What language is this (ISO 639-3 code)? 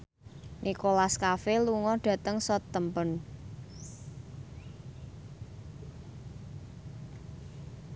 jav